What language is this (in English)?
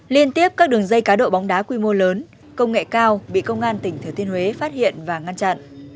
Vietnamese